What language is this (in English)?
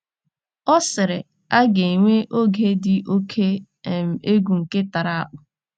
Igbo